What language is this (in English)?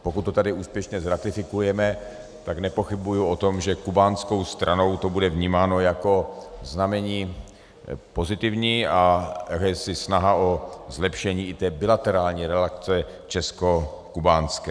Czech